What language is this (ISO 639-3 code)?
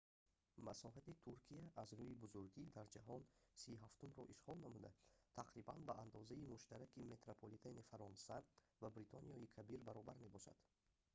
tgk